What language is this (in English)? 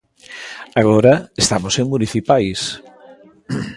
Galician